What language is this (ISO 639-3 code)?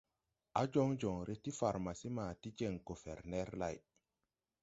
tui